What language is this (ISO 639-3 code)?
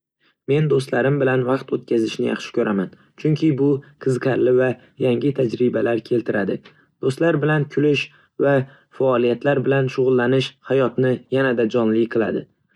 uzb